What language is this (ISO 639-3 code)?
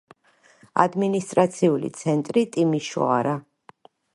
kat